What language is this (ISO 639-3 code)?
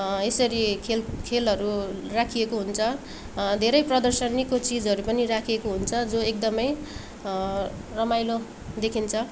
nep